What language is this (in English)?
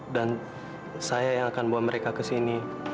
Indonesian